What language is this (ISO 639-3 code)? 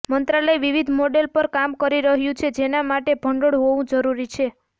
guj